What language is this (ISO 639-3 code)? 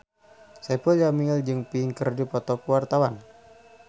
sun